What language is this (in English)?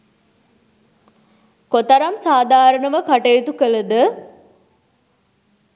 Sinhala